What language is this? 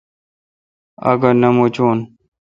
Kalkoti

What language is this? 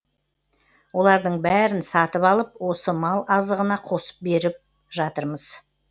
Kazakh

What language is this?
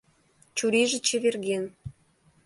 Mari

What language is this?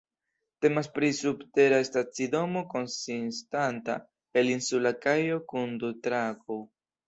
Esperanto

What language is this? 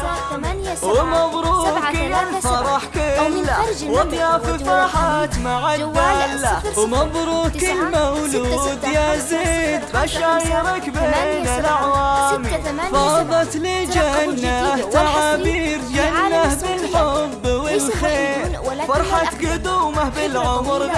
Arabic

